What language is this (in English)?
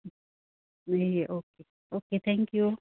Nepali